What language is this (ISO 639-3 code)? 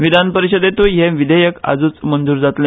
kok